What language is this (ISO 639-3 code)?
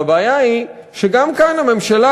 heb